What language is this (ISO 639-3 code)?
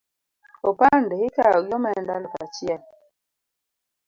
luo